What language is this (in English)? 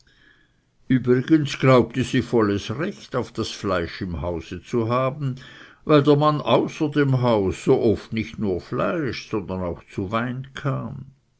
German